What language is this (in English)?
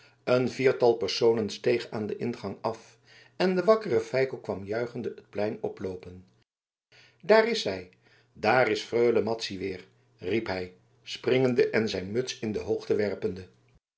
Dutch